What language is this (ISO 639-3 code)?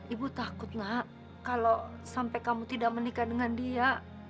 ind